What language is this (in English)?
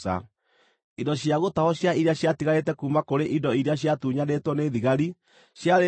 Kikuyu